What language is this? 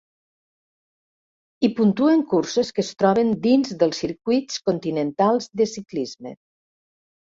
Catalan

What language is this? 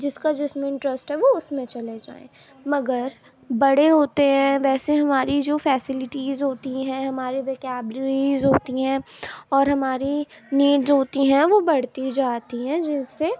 Urdu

